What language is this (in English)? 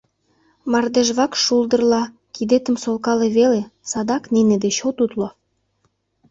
Mari